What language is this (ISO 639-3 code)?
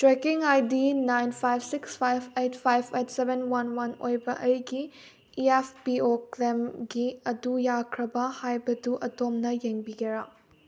mni